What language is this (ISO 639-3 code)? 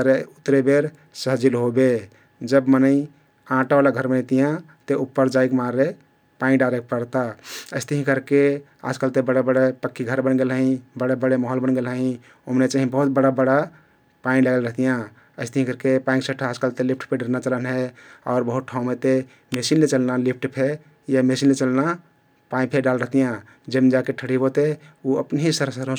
tkt